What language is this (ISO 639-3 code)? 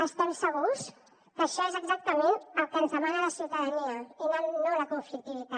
cat